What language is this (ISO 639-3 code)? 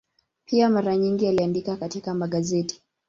swa